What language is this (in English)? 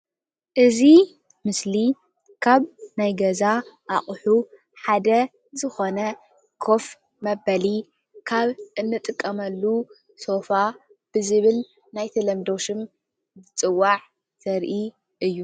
Tigrinya